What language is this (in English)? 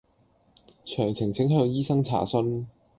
Cantonese